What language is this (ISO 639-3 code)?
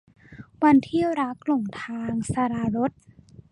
tha